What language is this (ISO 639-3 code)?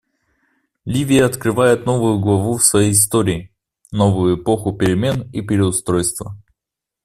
rus